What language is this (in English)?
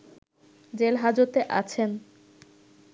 Bangla